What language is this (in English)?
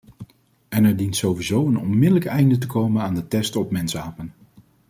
Dutch